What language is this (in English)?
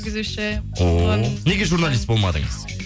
Kazakh